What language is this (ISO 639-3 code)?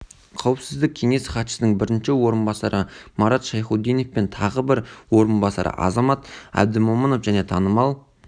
kaz